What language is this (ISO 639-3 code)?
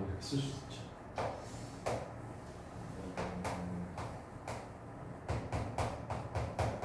kor